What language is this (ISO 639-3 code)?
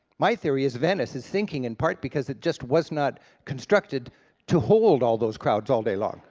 eng